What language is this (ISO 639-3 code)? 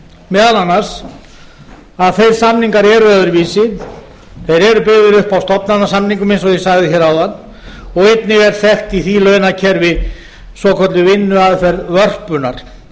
isl